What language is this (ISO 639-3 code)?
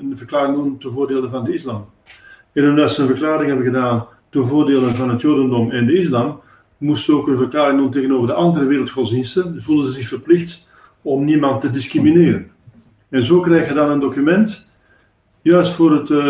nld